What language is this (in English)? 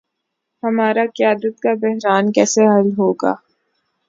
Urdu